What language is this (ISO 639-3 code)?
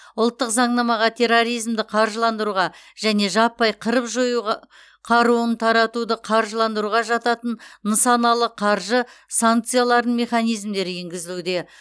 kaz